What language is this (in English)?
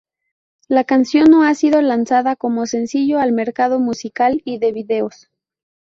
Spanish